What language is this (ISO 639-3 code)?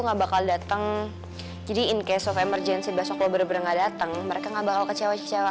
ind